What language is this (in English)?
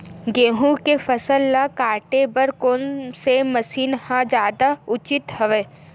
Chhattisgarhi